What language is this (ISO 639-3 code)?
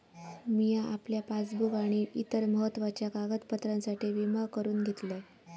mar